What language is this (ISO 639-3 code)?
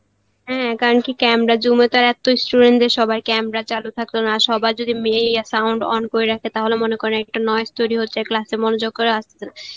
ben